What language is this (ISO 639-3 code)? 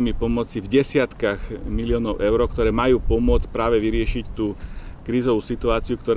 slk